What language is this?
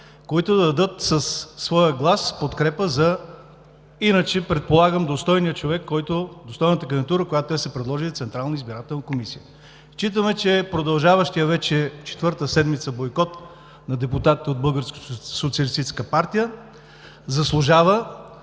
Bulgarian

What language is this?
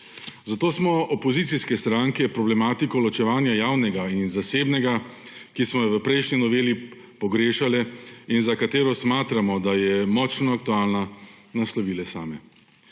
Slovenian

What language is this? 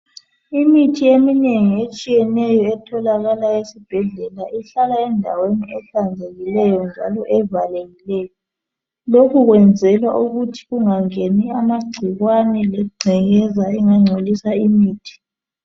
North Ndebele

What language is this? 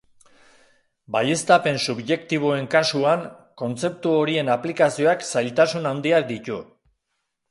Basque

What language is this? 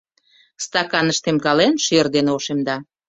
Mari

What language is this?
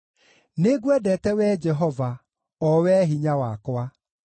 Kikuyu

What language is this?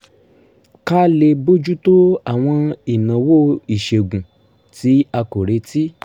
Yoruba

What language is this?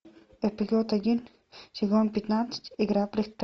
Russian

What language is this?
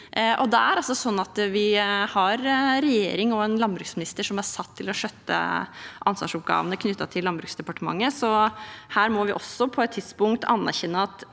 Norwegian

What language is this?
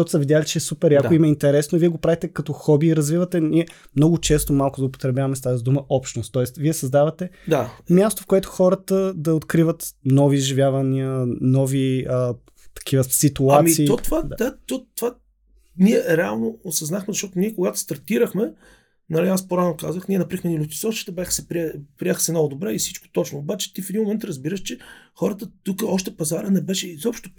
Bulgarian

